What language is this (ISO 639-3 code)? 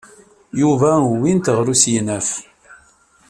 kab